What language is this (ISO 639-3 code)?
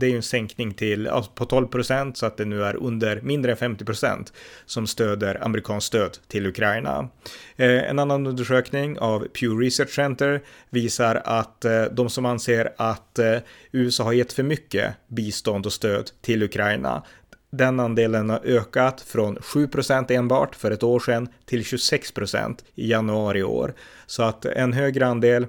swe